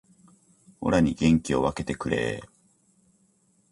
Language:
Japanese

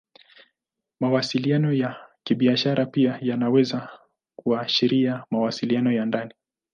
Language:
Swahili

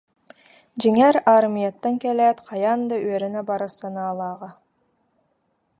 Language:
Yakut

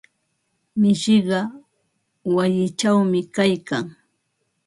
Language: Ambo-Pasco Quechua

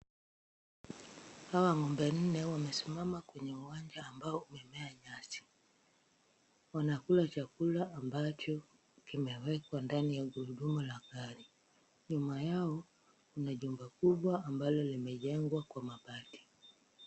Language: Swahili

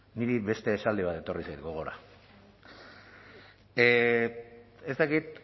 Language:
Basque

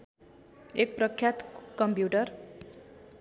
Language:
Nepali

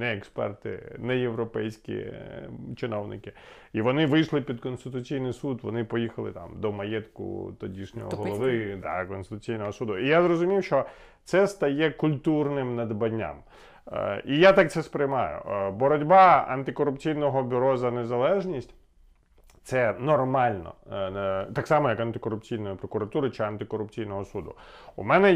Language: Ukrainian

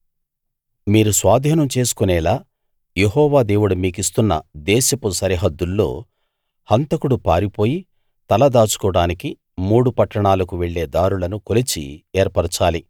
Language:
Telugu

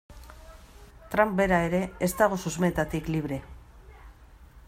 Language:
Basque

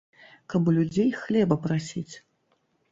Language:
Belarusian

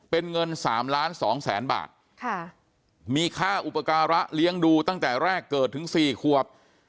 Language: Thai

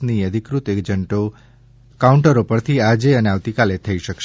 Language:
Gujarati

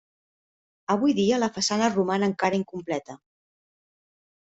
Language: Catalan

